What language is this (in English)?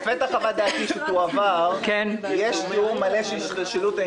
Hebrew